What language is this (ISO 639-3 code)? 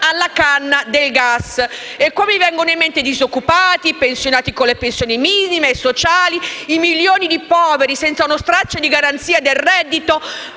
ita